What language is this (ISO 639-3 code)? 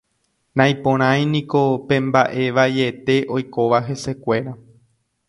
grn